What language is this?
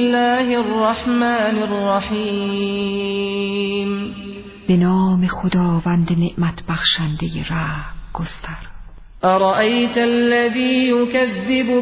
Persian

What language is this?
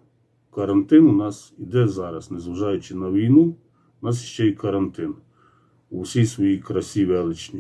Ukrainian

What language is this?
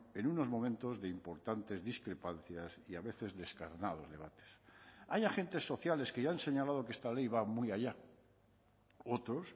Spanish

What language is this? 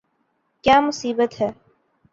Urdu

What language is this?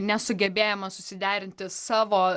Lithuanian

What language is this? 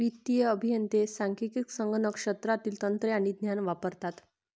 Marathi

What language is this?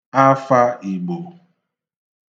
Igbo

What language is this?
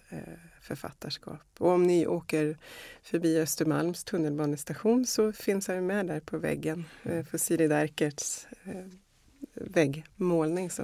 Swedish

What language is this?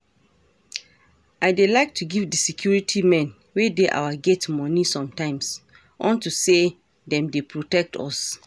Nigerian Pidgin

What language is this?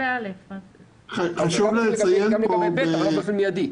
Hebrew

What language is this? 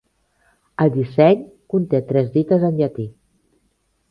Catalan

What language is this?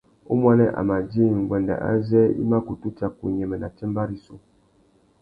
Tuki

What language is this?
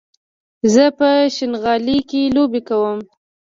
Pashto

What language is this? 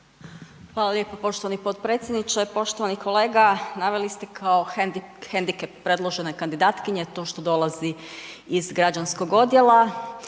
Croatian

